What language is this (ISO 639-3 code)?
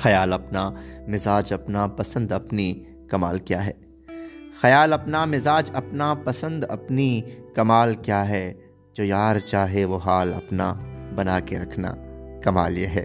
urd